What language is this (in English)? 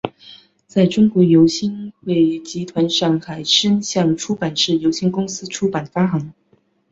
Chinese